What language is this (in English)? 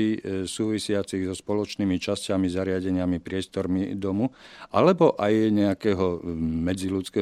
Slovak